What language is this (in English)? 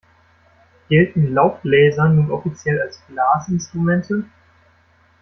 German